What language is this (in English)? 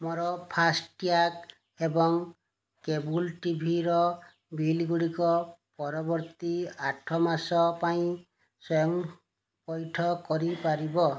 Odia